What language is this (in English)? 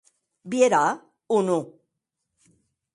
Occitan